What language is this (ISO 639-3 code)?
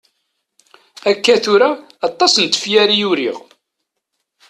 kab